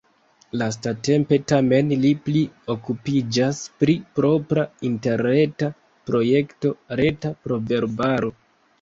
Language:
Esperanto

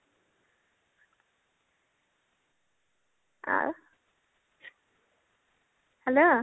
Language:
Odia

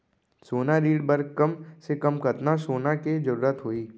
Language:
Chhattisgarhi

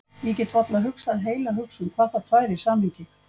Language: Icelandic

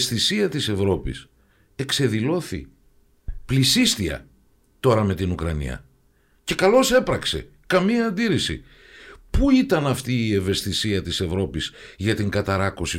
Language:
Greek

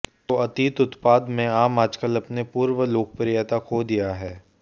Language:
Hindi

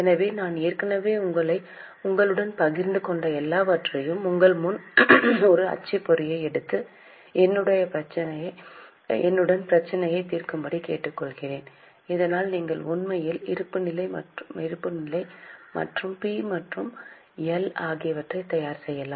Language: Tamil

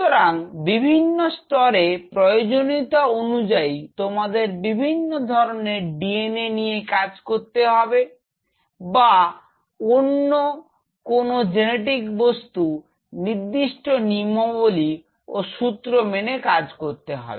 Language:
Bangla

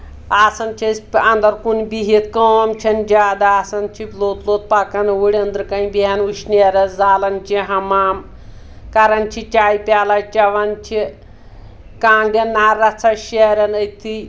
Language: Kashmiri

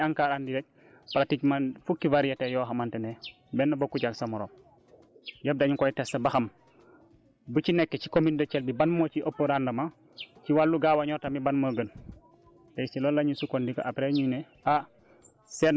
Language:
Wolof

